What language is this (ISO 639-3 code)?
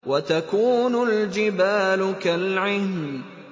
ara